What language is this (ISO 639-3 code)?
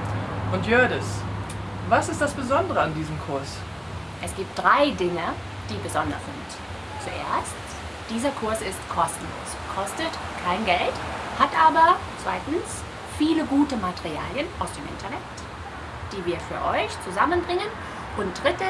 deu